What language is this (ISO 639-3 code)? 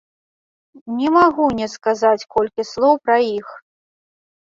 bel